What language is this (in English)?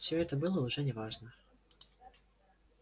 Russian